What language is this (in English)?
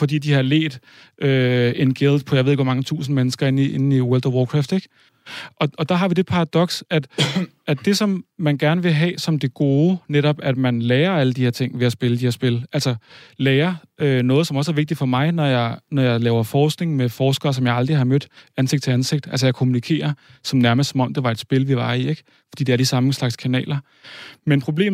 Danish